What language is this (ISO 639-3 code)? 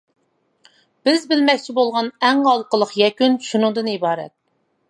uig